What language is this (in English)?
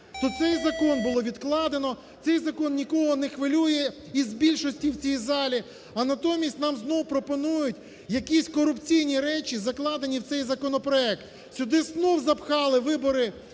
Ukrainian